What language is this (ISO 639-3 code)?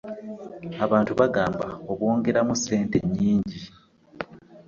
lug